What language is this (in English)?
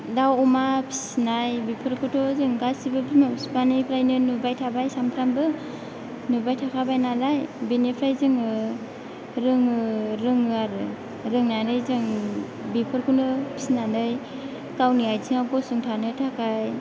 Bodo